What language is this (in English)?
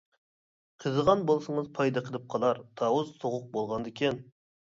Uyghur